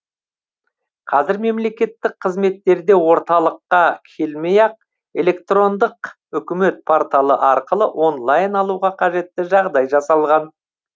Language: Kazakh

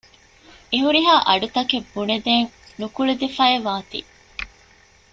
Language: Divehi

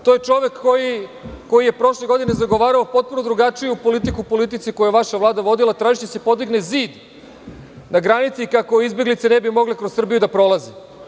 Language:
Serbian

